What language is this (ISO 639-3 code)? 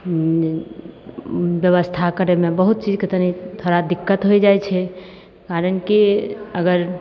mai